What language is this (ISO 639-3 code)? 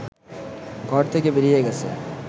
ben